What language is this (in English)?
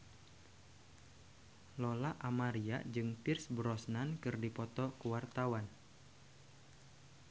Sundanese